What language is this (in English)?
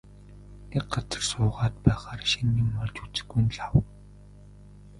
Mongolian